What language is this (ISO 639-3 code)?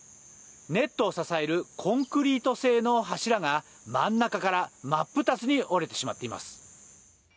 jpn